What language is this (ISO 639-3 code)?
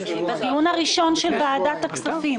heb